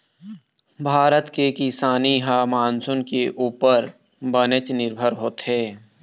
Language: Chhattisgarhi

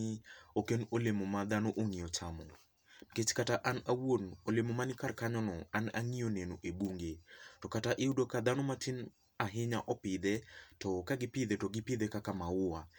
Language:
Luo (Kenya and Tanzania)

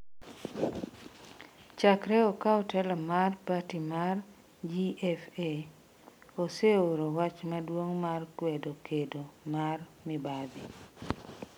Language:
Luo (Kenya and Tanzania)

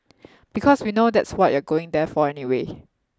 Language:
English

